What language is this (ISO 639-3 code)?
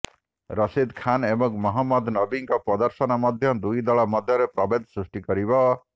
ori